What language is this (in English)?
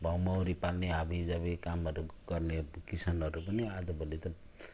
Nepali